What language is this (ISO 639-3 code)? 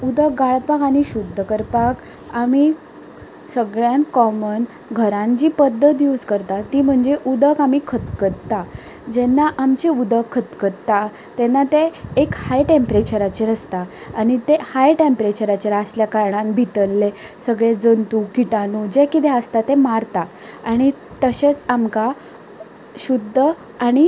kok